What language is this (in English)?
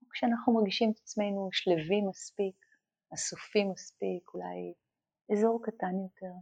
Hebrew